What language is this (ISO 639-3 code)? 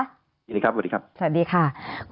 tha